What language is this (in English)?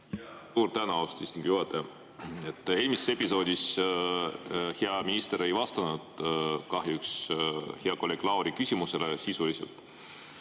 Estonian